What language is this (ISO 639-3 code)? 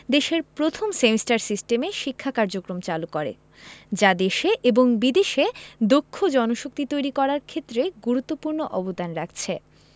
ben